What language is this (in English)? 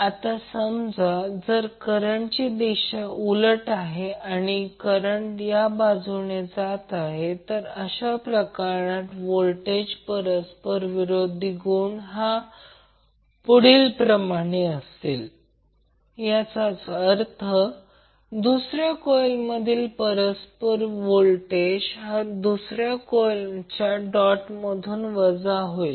Marathi